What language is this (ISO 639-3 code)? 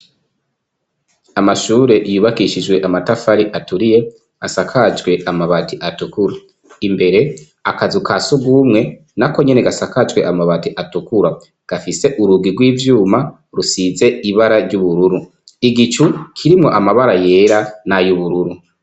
run